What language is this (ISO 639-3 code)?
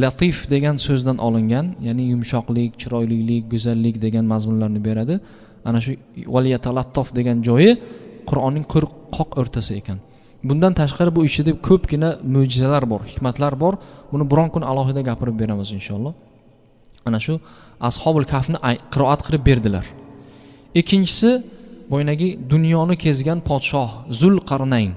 tur